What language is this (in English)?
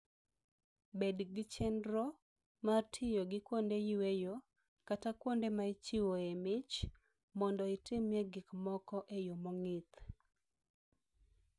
Luo (Kenya and Tanzania)